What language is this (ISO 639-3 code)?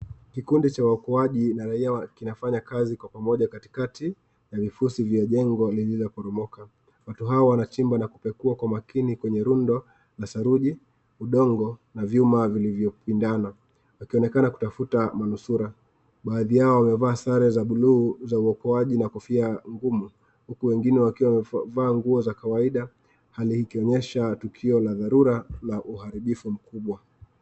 swa